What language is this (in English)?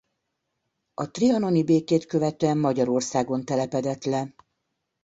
Hungarian